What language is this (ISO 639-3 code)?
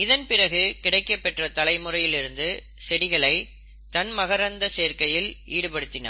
tam